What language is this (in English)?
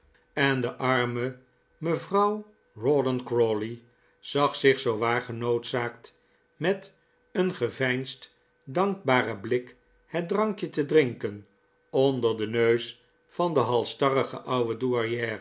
Dutch